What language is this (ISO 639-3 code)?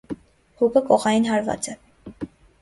hye